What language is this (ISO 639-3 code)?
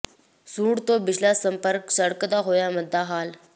pan